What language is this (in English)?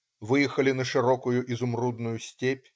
Russian